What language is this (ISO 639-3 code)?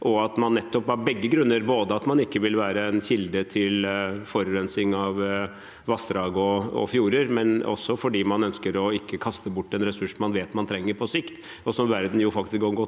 nor